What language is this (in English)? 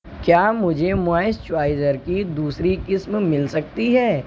Urdu